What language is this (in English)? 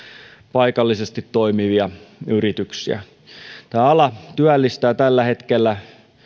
Finnish